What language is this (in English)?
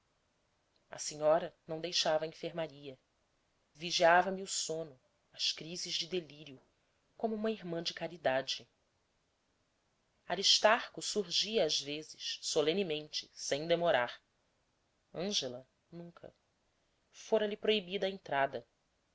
Portuguese